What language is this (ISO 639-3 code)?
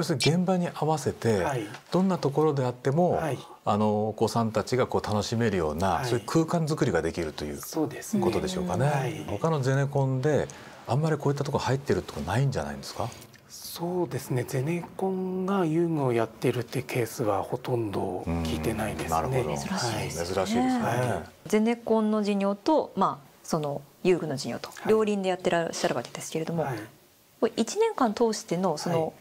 jpn